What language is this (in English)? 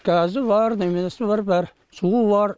Kazakh